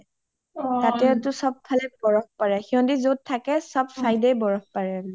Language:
Assamese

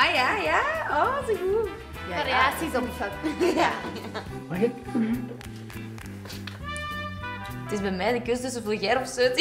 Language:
Dutch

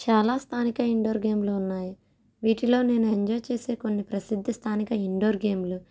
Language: Telugu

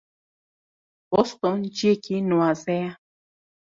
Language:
Kurdish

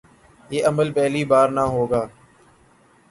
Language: Urdu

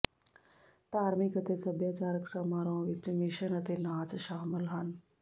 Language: Punjabi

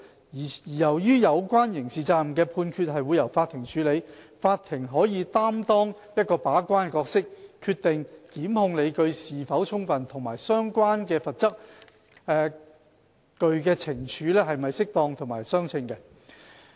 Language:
Cantonese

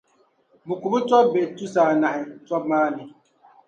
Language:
Dagbani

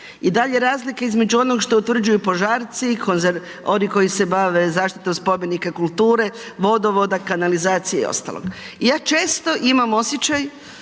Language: Croatian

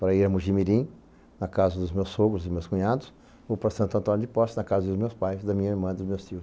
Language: Portuguese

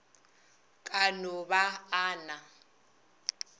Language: Northern Sotho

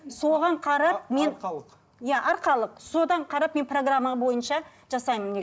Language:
Kazakh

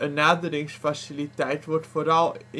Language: Dutch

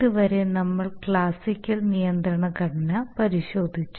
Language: Malayalam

